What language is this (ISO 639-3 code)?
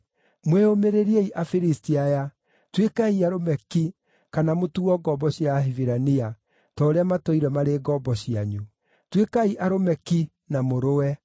kik